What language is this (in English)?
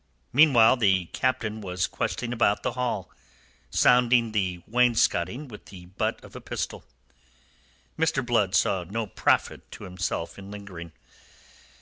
English